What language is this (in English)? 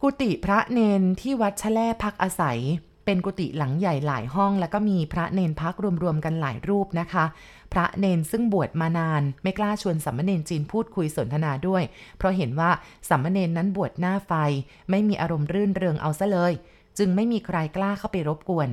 Thai